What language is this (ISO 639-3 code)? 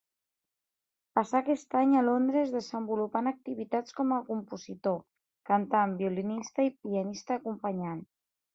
cat